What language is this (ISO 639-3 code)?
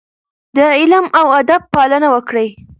pus